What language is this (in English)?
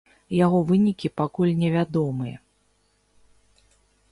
Belarusian